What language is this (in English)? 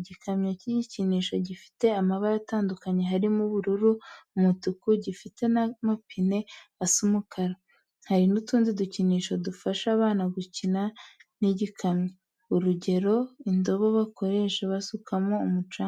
Kinyarwanda